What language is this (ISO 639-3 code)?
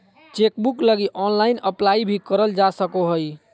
mag